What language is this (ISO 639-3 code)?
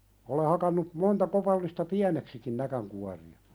fin